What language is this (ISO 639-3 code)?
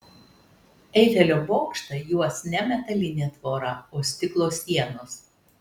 lit